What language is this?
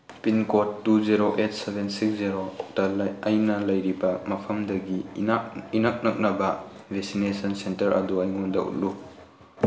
Manipuri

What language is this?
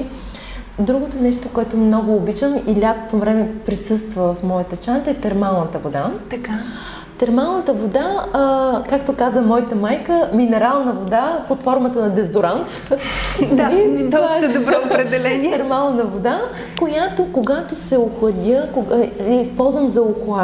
Bulgarian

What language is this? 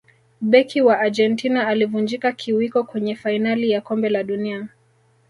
Swahili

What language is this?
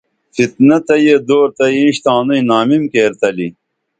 Dameli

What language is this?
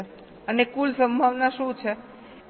Gujarati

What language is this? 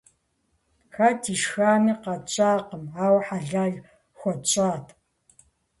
Kabardian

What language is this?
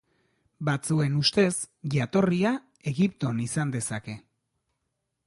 Basque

